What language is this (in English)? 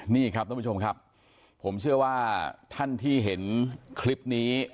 Thai